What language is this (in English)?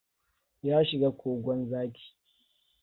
Hausa